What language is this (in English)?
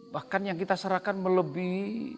Indonesian